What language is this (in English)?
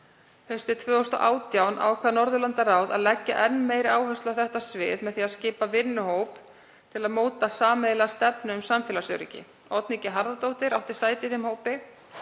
Icelandic